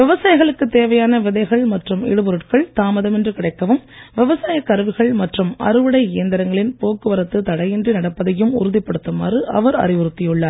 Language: Tamil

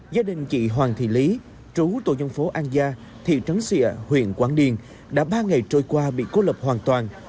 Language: Vietnamese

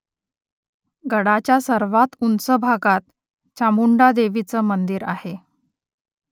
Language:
Marathi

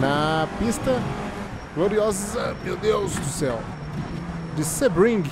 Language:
Portuguese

